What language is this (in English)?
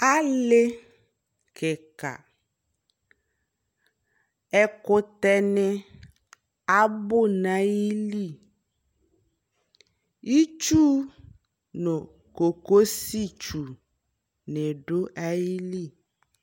Ikposo